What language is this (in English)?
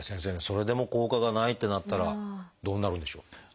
Japanese